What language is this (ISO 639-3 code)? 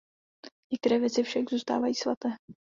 ces